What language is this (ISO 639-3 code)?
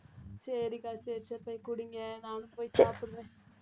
tam